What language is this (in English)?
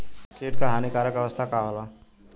Bhojpuri